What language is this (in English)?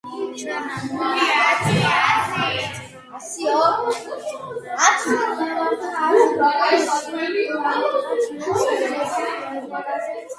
Georgian